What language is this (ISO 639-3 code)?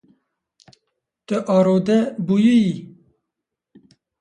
kur